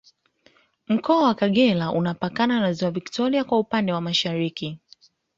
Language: Swahili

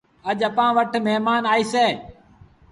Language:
Sindhi Bhil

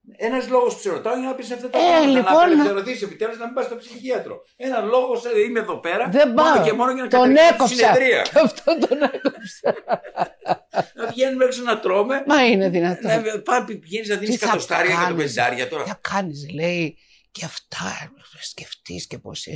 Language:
Greek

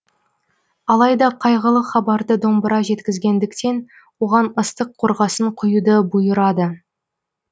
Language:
Kazakh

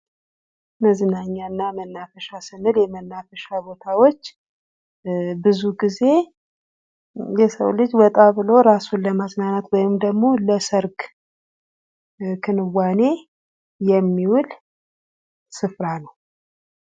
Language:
Amharic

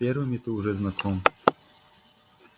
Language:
Russian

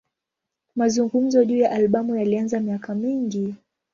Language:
Swahili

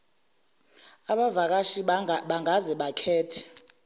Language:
Zulu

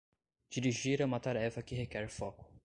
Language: Portuguese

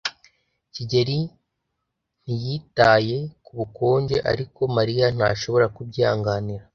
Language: Kinyarwanda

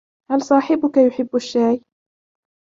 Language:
Arabic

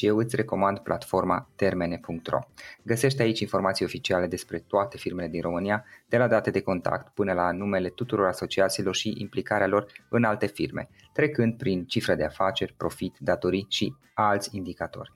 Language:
Romanian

